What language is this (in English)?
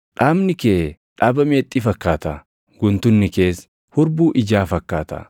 Oromo